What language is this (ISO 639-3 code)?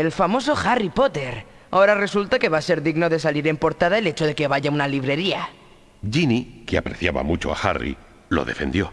spa